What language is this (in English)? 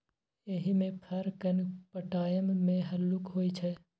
Maithili